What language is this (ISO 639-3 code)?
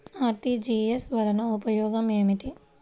tel